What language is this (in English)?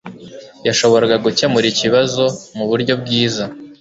Kinyarwanda